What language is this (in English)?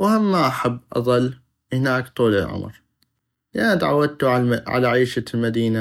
North Mesopotamian Arabic